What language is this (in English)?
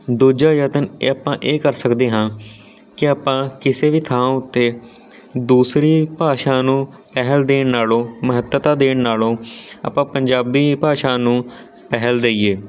Punjabi